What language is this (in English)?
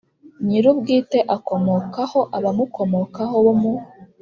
Kinyarwanda